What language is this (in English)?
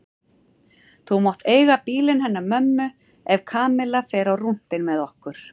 Icelandic